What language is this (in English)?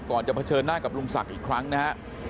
Thai